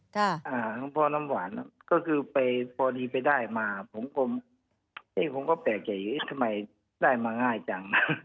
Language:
Thai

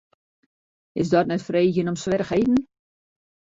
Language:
Western Frisian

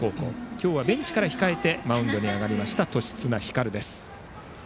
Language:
Japanese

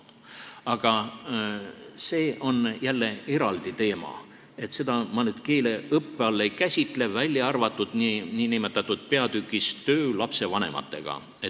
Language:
Estonian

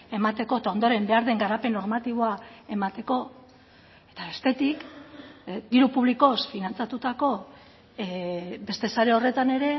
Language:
Basque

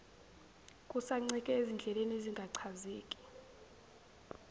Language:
Zulu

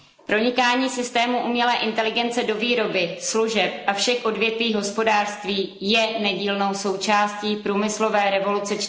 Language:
Czech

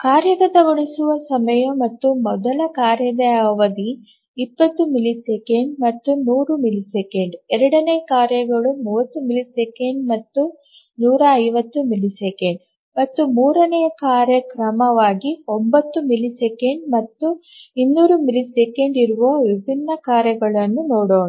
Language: Kannada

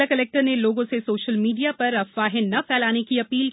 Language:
Hindi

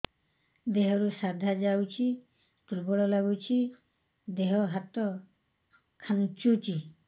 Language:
Odia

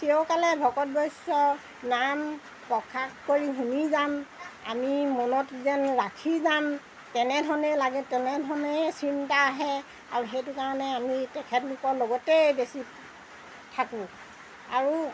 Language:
Assamese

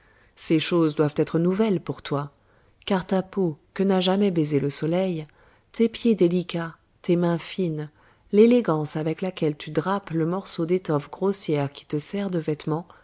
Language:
French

